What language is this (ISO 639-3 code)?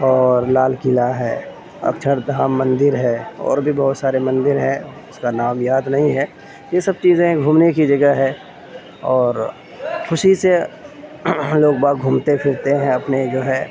urd